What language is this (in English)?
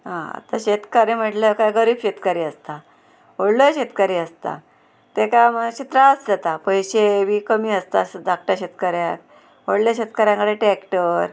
Konkani